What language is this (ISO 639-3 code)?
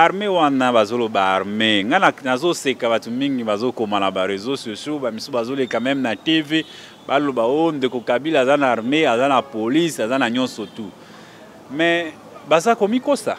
fra